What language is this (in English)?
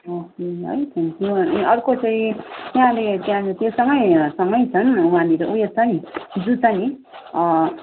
Nepali